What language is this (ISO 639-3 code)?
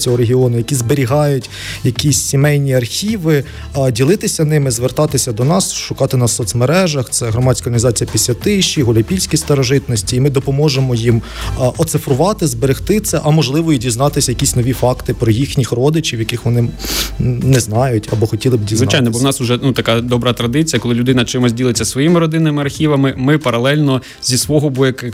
ukr